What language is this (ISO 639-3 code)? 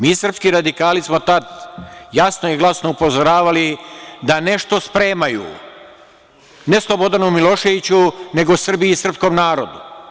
srp